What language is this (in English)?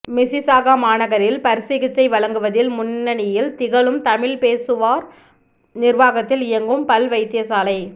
Tamil